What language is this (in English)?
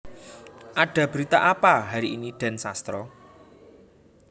Javanese